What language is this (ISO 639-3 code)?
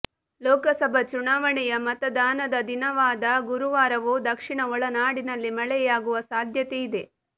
kan